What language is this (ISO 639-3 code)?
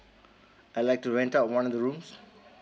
eng